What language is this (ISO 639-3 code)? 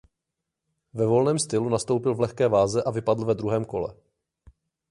ces